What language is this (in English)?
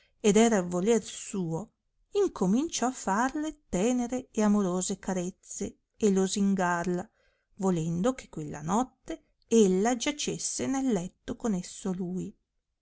Italian